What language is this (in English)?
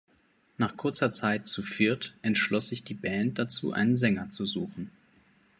German